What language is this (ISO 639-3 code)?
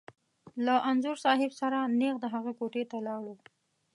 pus